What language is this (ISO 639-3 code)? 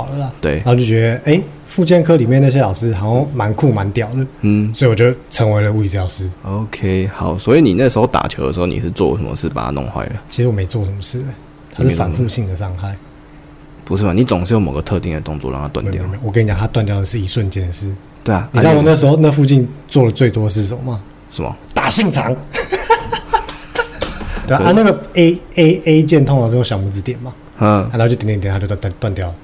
zho